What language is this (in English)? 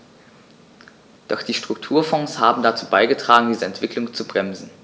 German